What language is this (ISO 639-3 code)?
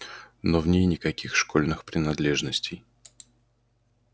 rus